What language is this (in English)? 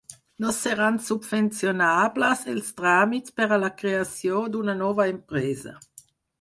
Catalan